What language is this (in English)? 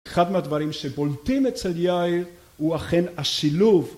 Hebrew